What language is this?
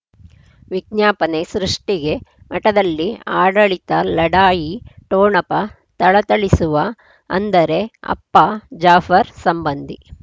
Kannada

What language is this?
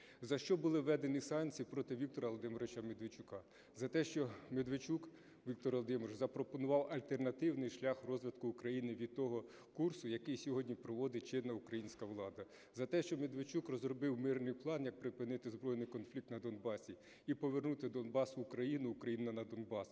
Ukrainian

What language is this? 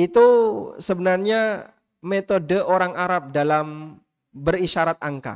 Indonesian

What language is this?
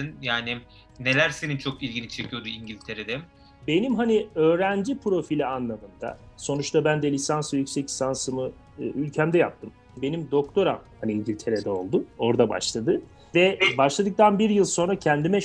Turkish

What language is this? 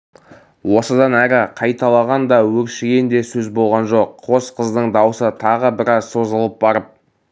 Kazakh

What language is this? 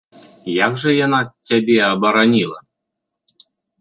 Belarusian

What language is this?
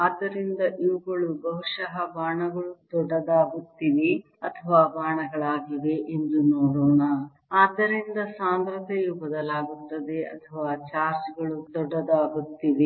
Kannada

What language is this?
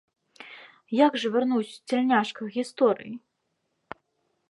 Belarusian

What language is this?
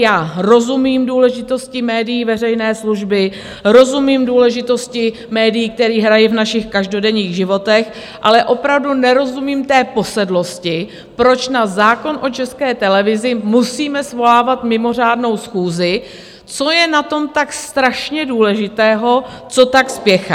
Czech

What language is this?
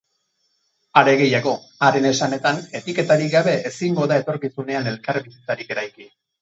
Basque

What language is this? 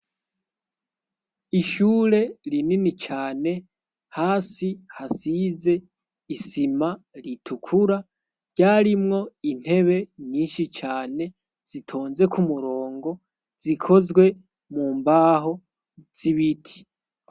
Rundi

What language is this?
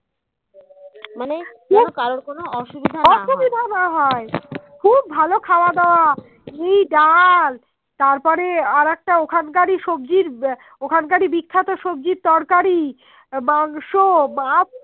Bangla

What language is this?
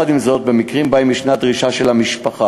Hebrew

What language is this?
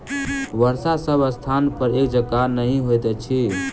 Maithili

